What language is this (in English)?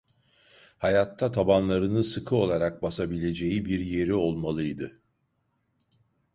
Turkish